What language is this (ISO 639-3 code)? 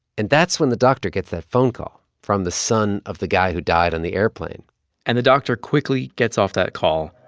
eng